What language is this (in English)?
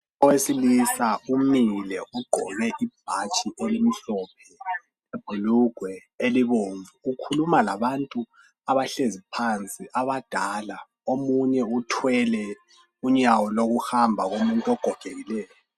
North Ndebele